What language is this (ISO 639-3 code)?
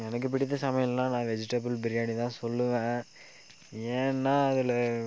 tam